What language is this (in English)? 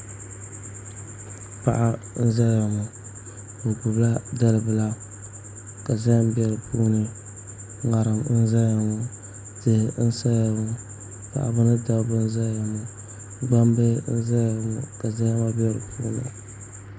Dagbani